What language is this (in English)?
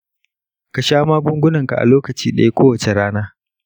Hausa